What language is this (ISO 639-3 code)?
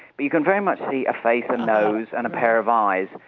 eng